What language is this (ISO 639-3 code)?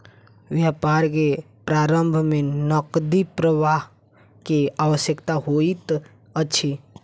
mai